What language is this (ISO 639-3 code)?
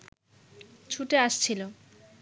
ben